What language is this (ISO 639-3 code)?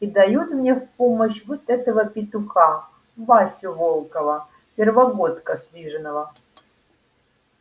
rus